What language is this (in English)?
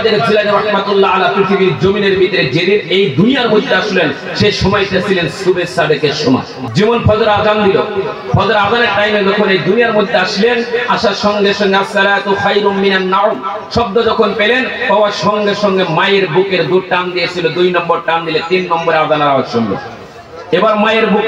Arabic